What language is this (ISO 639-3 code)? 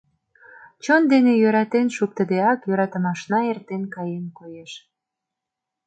chm